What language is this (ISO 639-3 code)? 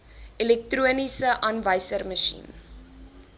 afr